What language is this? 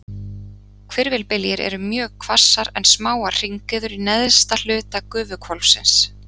Icelandic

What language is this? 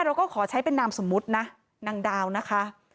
Thai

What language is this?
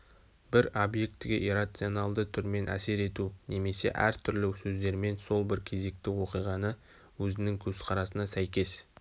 Kazakh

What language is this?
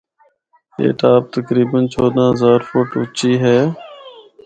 Northern Hindko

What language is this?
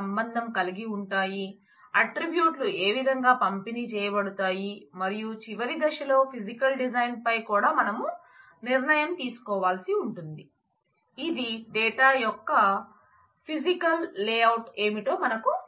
Telugu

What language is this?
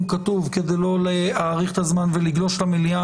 Hebrew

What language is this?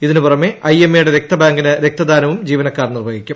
Malayalam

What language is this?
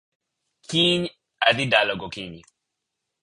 Luo (Kenya and Tanzania)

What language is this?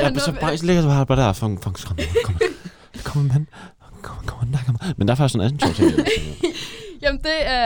Danish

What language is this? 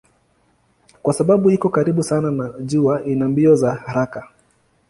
Swahili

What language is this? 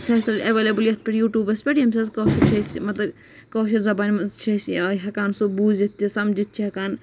Kashmiri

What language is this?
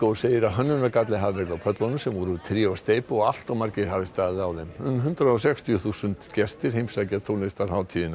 Icelandic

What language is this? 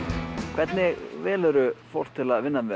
Icelandic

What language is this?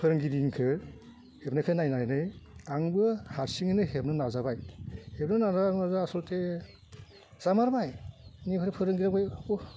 Bodo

